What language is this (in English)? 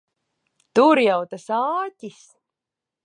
Latvian